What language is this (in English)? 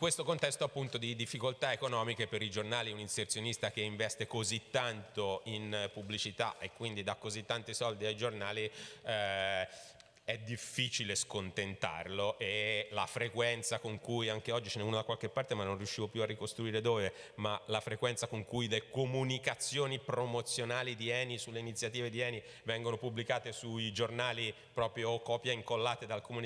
Italian